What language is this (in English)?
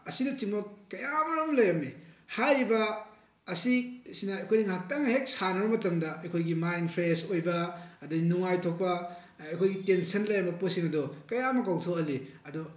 Manipuri